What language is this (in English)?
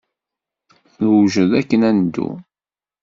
Kabyle